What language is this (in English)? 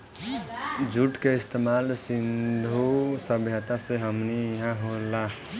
Bhojpuri